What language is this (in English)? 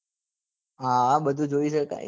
Gujarati